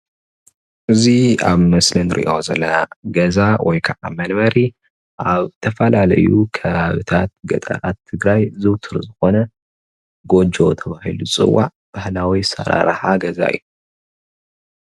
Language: Tigrinya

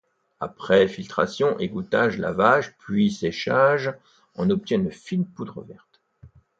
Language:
French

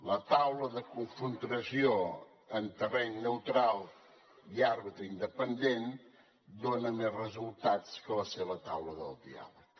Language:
Catalan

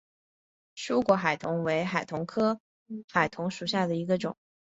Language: Chinese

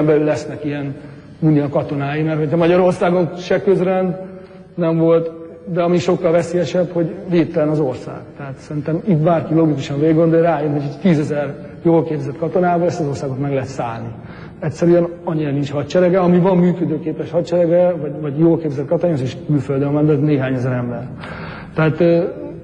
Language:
Hungarian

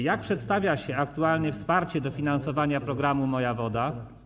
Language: Polish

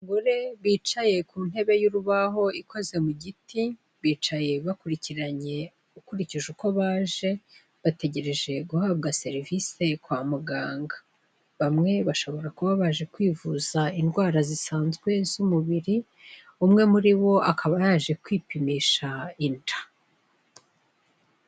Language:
Kinyarwanda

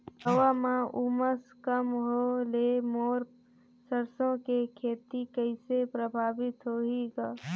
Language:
Chhattisgarhi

